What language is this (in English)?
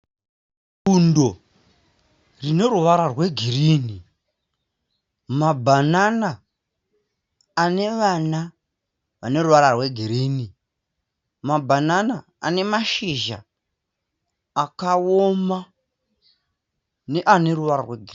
Shona